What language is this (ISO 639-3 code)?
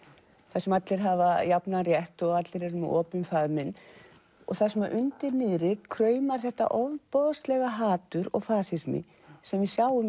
isl